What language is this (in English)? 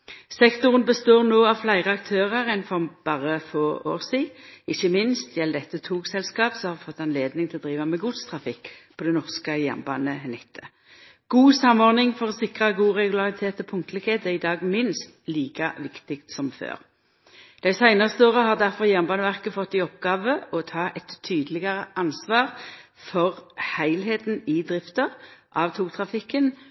Norwegian Nynorsk